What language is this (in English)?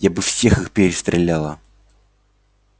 Russian